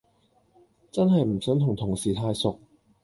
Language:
Cantonese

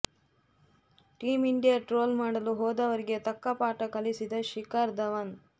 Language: Kannada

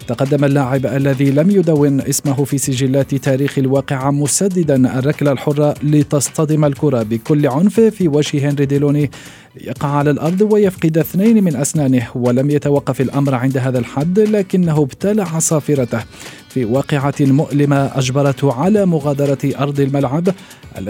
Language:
Arabic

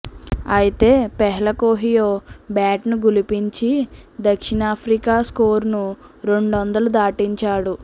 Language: Telugu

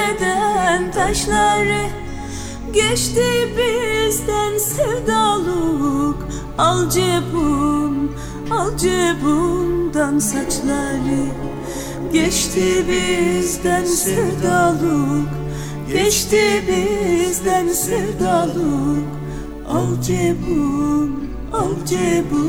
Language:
Greek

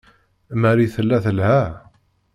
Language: Kabyle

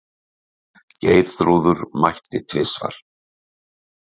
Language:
Icelandic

